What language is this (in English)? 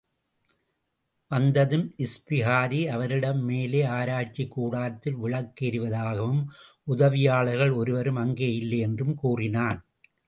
Tamil